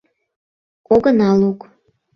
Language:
Mari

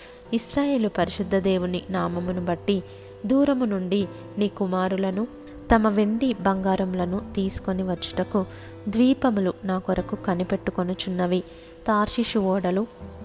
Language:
Telugu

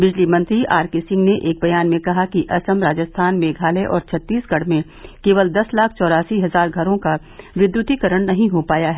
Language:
Hindi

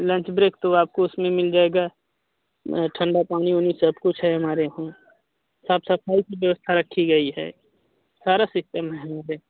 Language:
Hindi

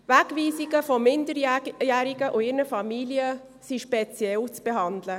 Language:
Swiss German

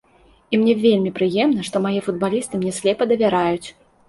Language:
Belarusian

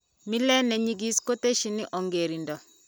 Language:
Kalenjin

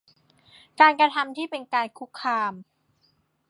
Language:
Thai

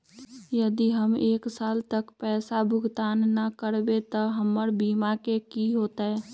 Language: Magahi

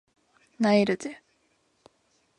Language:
Japanese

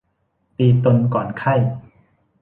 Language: Thai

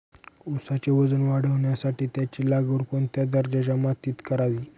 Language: Marathi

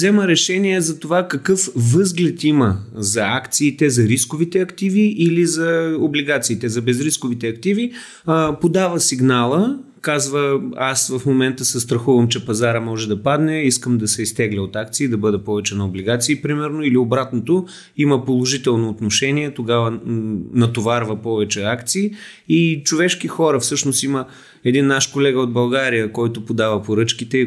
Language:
Bulgarian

